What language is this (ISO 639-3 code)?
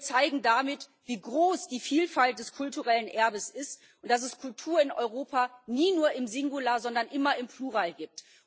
deu